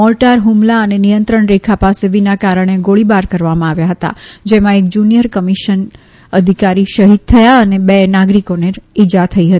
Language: Gujarati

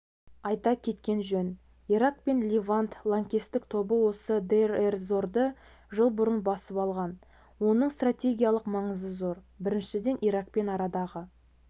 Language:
Kazakh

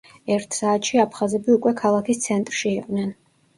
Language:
Georgian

